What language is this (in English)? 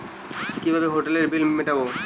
Bangla